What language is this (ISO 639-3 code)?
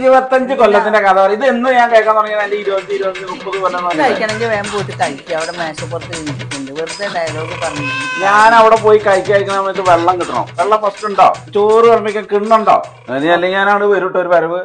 ara